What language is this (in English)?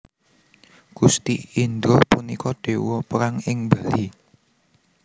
Javanese